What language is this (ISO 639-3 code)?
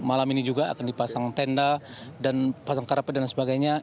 ind